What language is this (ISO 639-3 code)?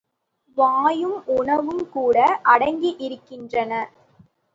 tam